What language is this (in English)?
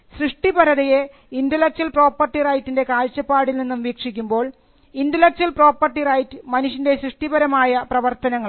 Malayalam